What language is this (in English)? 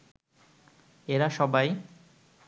Bangla